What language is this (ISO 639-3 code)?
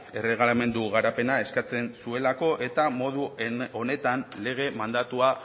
eus